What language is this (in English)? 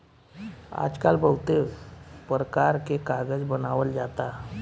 Bhojpuri